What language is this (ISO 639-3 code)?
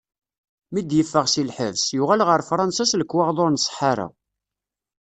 kab